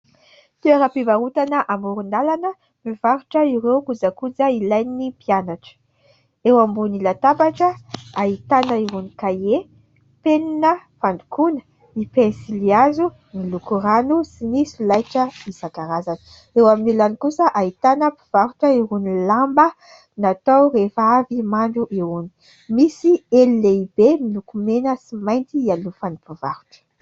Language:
Malagasy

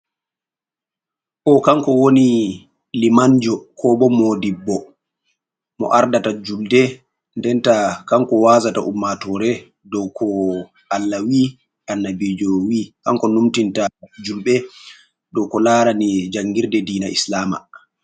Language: Fula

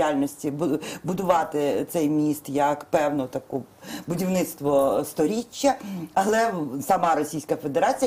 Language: Ukrainian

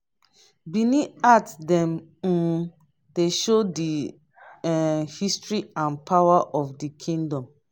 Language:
Nigerian Pidgin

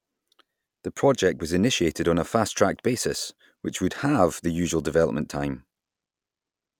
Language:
English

